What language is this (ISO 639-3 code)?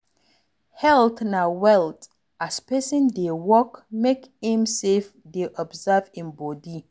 pcm